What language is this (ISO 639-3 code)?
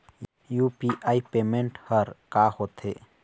hne